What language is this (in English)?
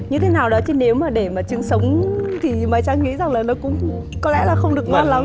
Vietnamese